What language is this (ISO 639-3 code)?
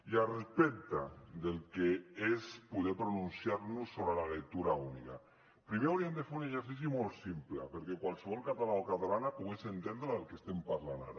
cat